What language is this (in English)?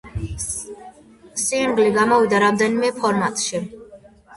Georgian